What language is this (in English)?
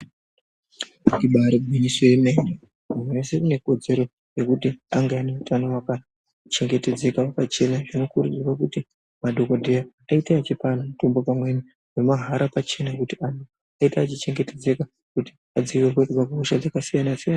Ndau